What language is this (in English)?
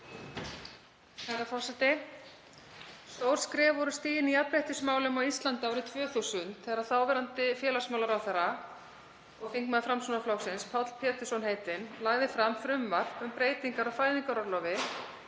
Icelandic